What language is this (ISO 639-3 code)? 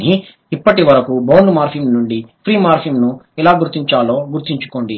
tel